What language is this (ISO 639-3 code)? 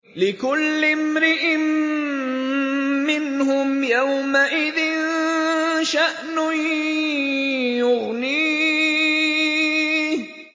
ara